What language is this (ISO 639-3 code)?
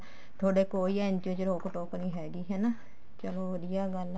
pan